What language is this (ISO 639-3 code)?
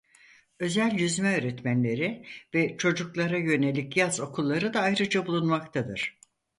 tur